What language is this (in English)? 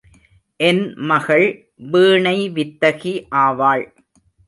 Tamil